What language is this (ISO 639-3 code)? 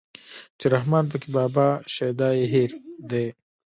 pus